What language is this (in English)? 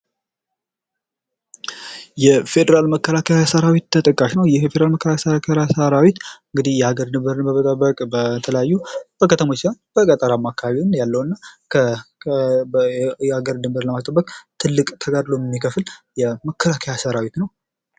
Amharic